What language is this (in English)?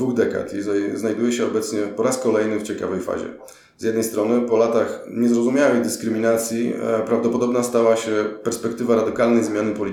Polish